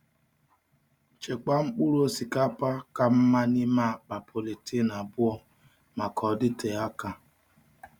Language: Igbo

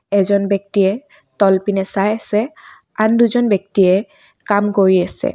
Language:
Assamese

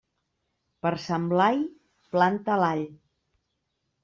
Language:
Catalan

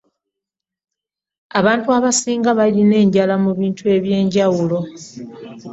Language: Ganda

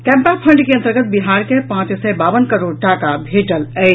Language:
Maithili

